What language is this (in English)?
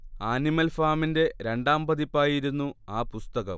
Malayalam